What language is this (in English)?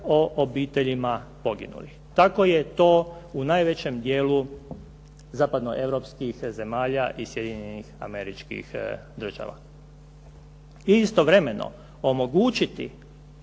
Croatian